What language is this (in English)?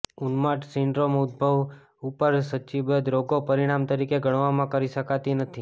Gujarati